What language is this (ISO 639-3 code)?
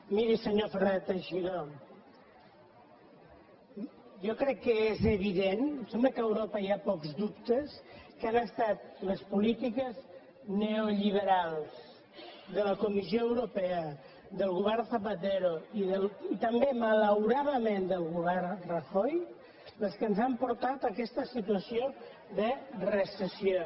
cat